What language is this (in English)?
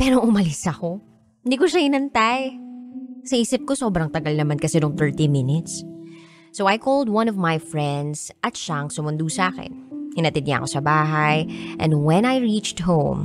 Filipino